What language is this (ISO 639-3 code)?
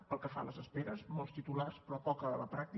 cat